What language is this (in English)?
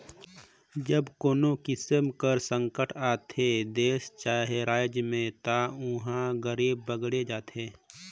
Chhattisgarhi